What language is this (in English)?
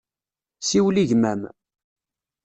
Kabyle